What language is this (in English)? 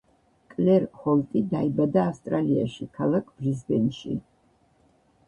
Georgian